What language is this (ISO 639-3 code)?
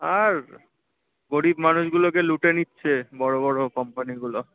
ben